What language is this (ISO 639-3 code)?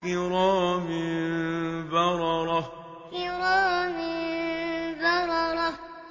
ara